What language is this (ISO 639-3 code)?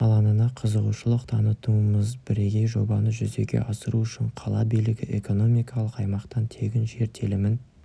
kaz